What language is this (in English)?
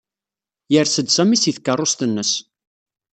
Kabyle